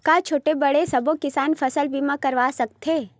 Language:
Chhattisgarhi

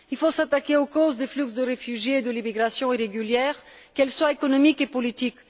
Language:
French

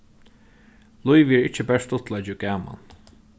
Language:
Faroese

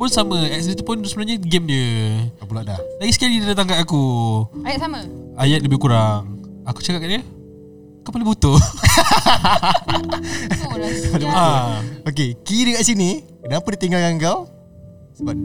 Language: Malay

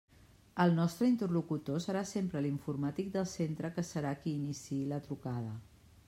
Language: Catalan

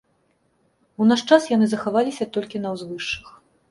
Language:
Belarusian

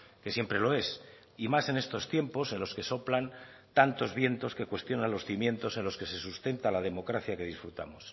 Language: Spanish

